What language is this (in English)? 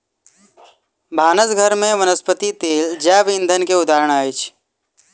Maithili